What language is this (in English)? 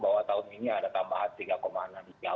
Indonesian